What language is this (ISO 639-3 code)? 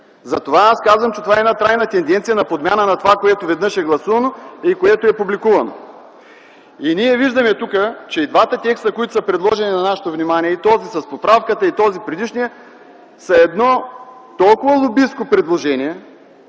bul